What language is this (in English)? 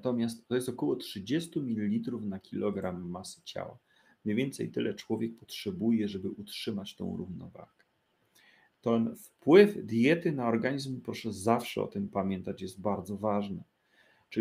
Polish